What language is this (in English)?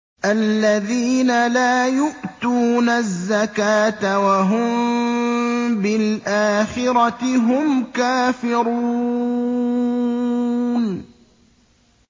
Arabic